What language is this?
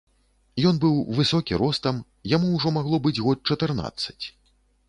Belarusian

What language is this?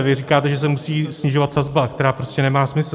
Czech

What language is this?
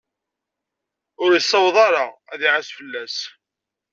Kabyle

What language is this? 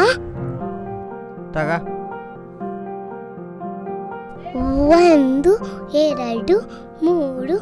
Kannada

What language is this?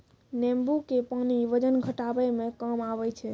Maithili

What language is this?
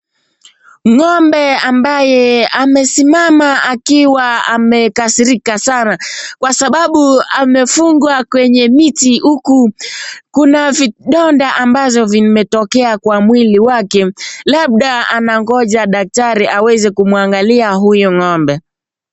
Swahili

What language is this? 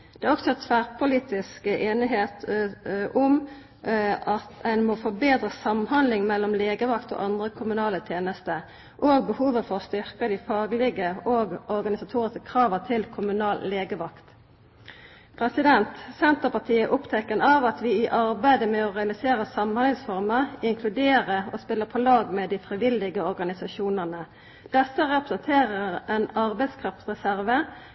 Norwegian Nynorsk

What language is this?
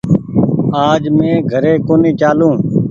Goaria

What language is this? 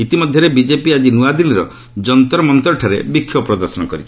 Odia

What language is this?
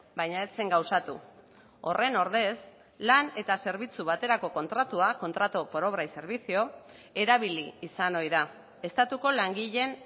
Basque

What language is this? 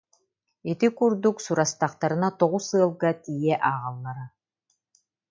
Yakut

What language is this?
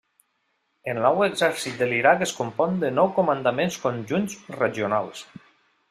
Catalan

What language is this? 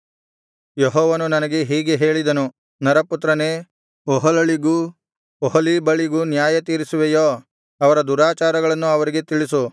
Kannada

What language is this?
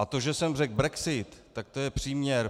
Czech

